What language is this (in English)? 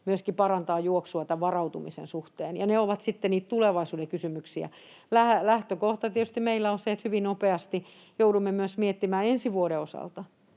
Finnish